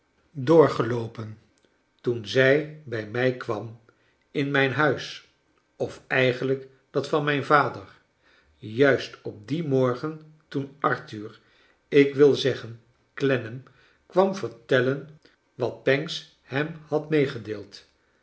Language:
Dutch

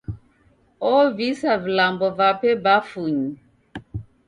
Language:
Taita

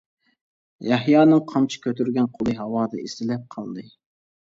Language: Uyghur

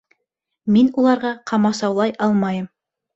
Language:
Bashkir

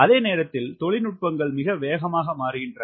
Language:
Tamil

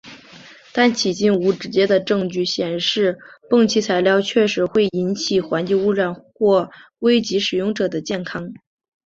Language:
Chinese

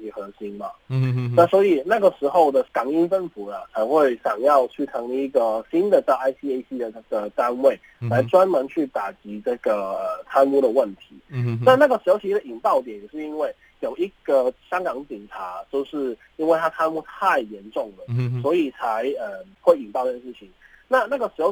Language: Chinese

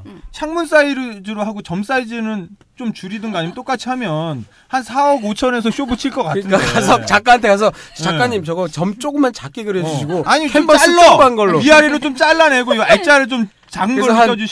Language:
Korean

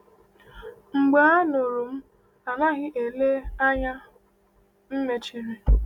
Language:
Igbo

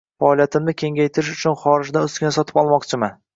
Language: Uzbek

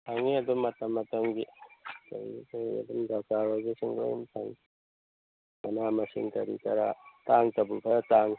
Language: Manipuri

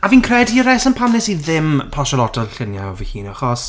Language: Welsh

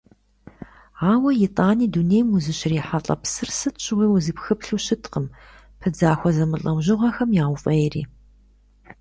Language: Kabardian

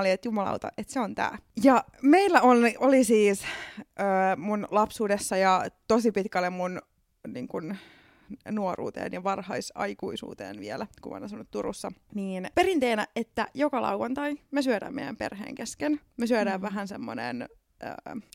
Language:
Finnish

